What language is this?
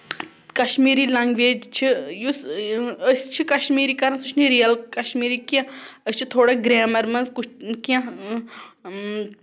Kashmiri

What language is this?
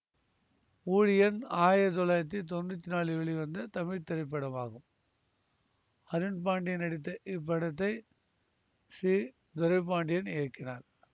Tamil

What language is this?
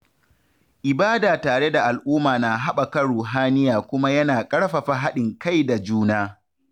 Hausa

